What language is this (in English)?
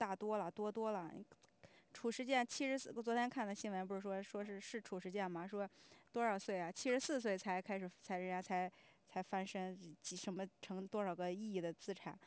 Chinese